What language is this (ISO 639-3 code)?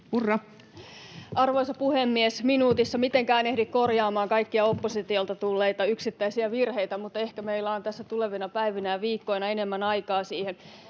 fin